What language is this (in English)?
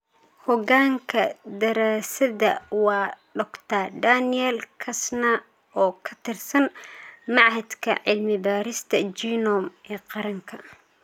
Somali